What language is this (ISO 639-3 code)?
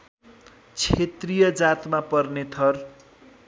nep